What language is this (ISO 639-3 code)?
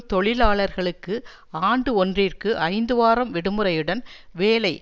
tam